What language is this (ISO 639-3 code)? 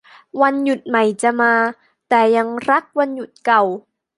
tha